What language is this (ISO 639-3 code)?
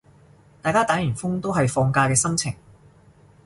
yue